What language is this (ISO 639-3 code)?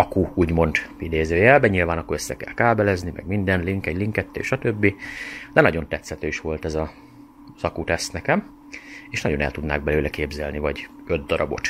hun